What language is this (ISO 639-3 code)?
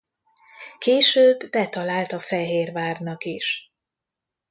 hun